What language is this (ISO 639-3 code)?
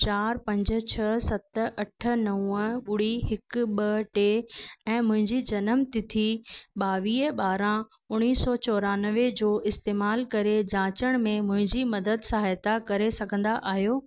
snd